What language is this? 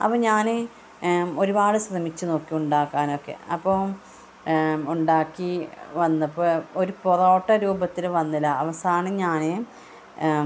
Malayalam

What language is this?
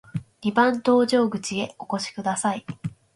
Japanese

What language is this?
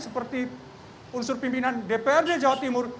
Indonesian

